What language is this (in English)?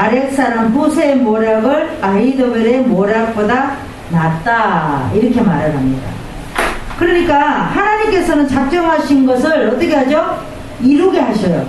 Korean